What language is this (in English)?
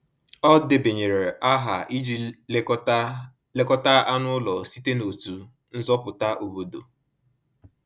Igbo